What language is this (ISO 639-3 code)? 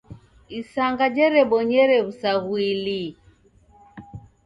dav